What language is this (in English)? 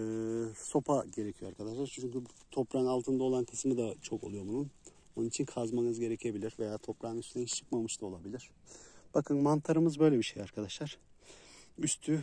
Turkish